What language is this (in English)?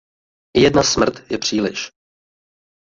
Czech